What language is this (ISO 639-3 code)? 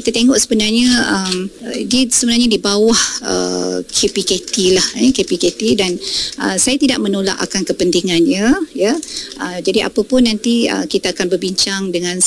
msa